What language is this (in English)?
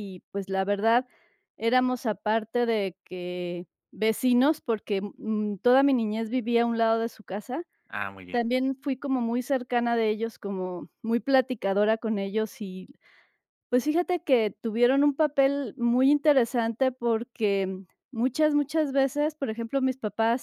Spanish